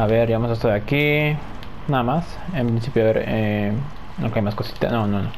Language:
Spanish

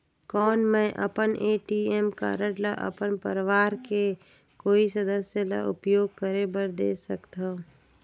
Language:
Chhattisgarhi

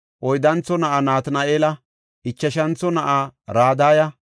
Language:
Gofa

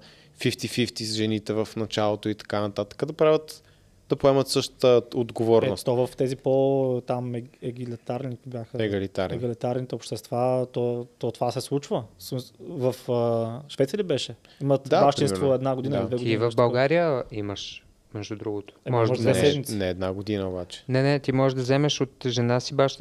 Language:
Bulgarian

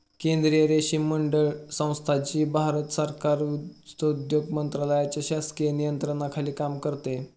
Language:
Marathi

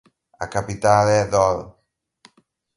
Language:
Galician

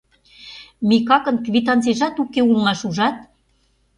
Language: Mari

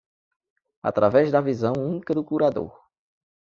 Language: Portuguese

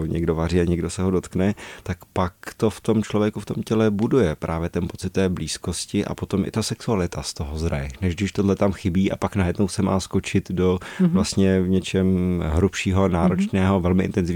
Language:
Czech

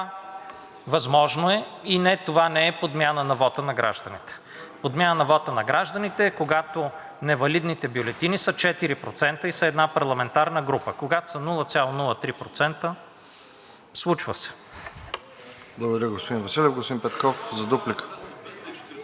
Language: Bulgarian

